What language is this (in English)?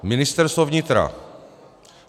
Czech